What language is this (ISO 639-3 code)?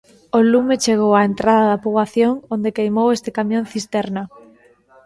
glg